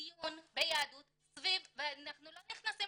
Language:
Hebrew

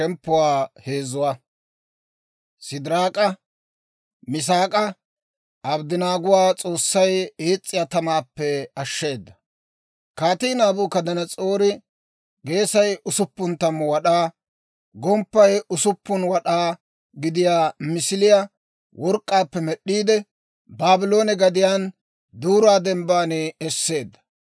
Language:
Dawro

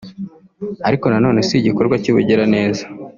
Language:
Kinyarwanda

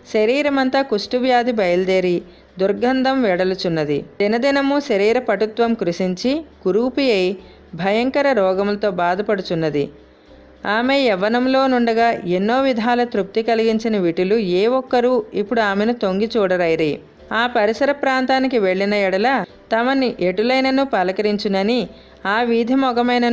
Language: English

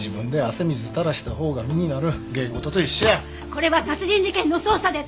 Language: Japanese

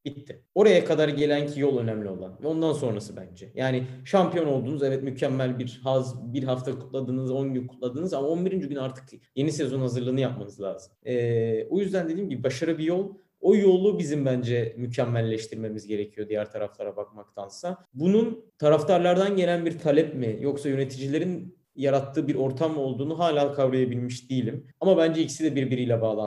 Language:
Turkish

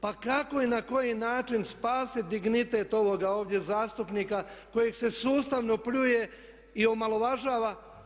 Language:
Croatian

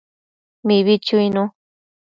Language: Matsés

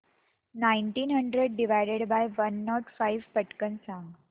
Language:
Marathi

